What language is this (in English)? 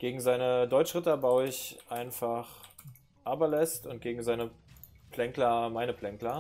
German